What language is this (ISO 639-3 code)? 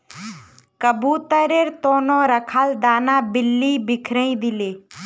mag